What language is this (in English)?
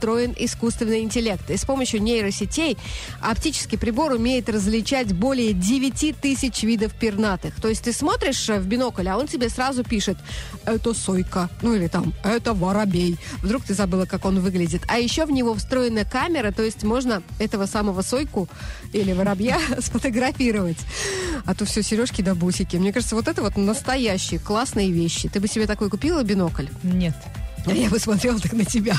Russian